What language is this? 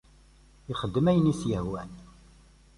Kabyle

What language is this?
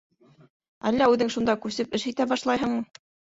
Bashkir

